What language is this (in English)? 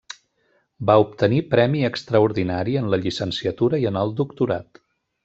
Catalan